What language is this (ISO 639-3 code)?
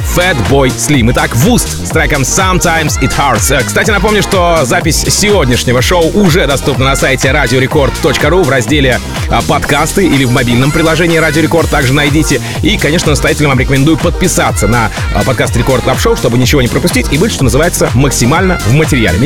rus